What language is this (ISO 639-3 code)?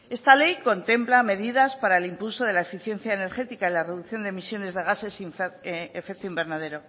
spa